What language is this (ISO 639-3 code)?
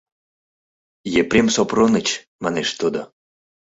chm